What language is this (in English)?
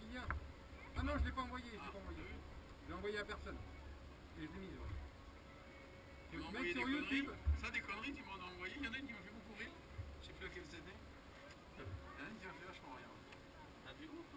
French